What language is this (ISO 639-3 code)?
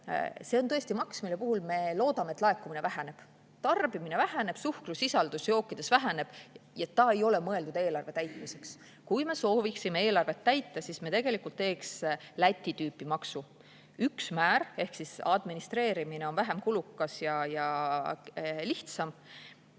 est